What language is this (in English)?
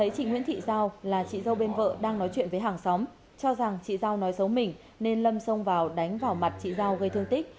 Vietnamese